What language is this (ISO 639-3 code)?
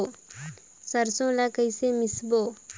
hne